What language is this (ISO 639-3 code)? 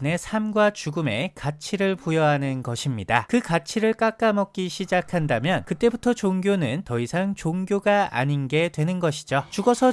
kor